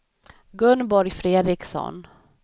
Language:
Swedish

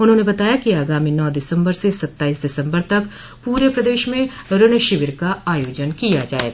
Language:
Hindi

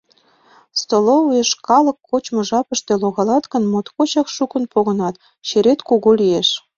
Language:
Mari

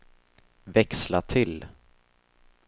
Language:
Swedish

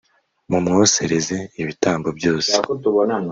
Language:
Kinyarwanda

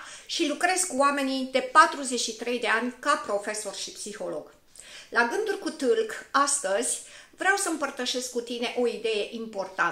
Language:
Romanian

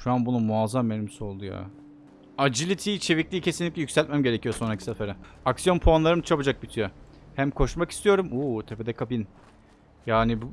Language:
Turkish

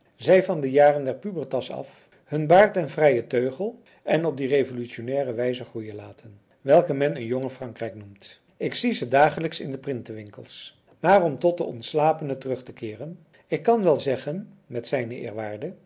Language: Dutch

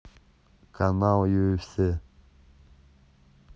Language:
Russian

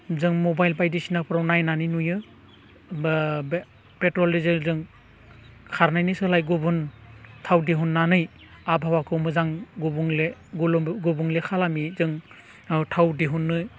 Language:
Bodo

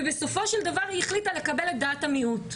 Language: Hebrew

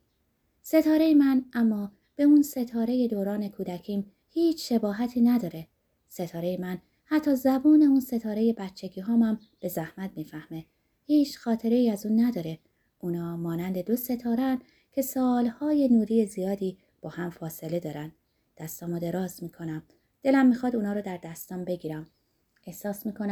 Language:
Persian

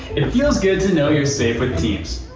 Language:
English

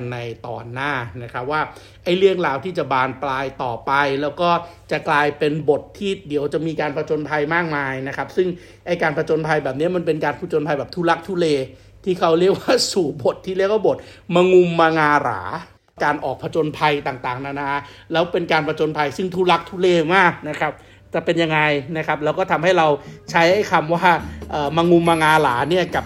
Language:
Thai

